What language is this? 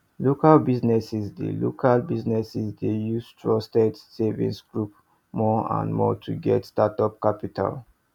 Nigerian Pidgin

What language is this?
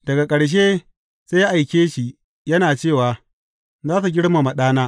Hausa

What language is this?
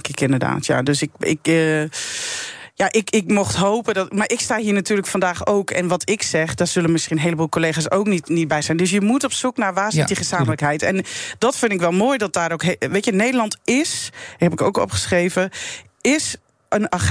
Dutch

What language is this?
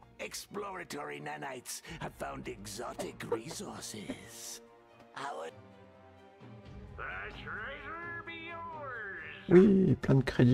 French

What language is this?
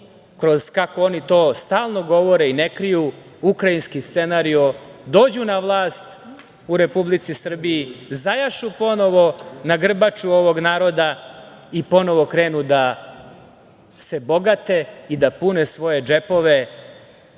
Serbian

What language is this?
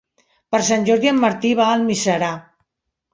Catalan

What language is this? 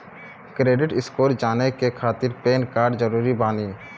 Maithili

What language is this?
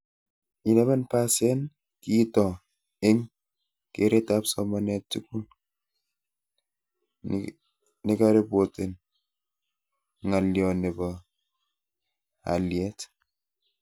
Kalenjin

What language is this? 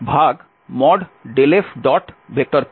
Bangla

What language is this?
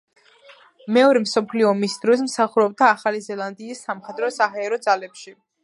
Georgian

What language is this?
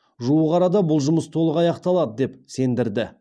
Kazakh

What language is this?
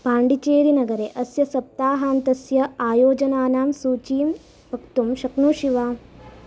Sanskrit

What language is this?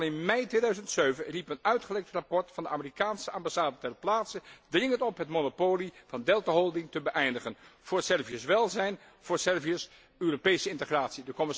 Dutch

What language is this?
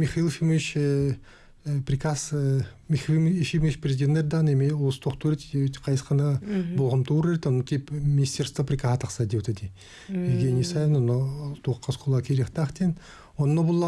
Russian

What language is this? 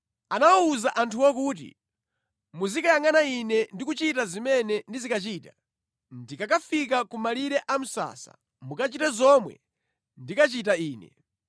Nyanja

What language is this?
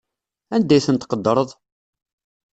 Kabyle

